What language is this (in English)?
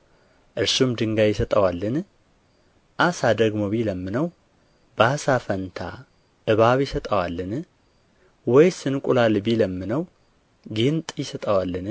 Amharic